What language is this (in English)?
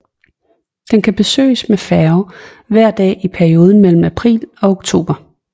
Danish